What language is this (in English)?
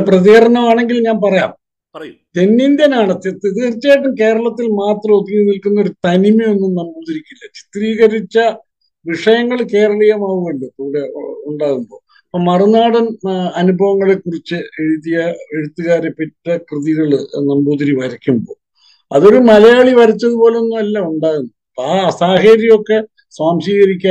Malayalam